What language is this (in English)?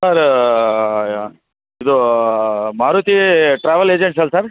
Kannada